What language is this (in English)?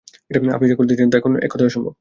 Bangla